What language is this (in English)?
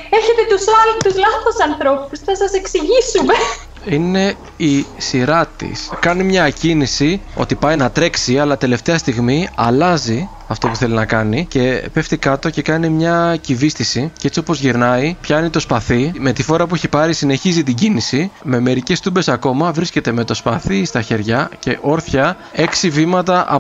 Greek